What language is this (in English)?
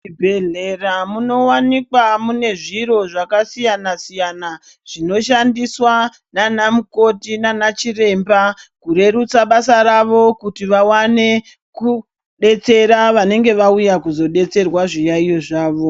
Ndau